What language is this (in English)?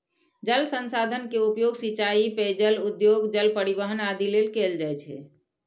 Maithili